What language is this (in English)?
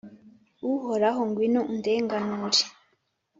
Kinyarwanda